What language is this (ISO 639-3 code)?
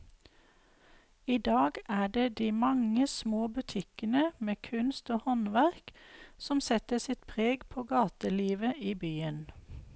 nor